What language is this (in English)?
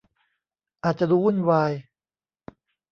Thai